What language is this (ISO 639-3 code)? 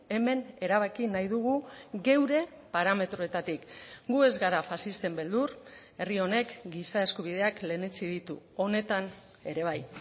eus